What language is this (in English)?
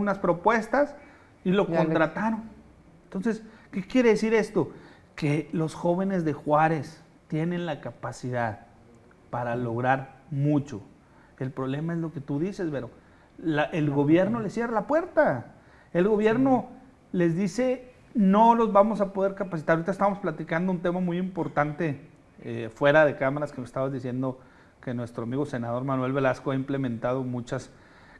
Spanish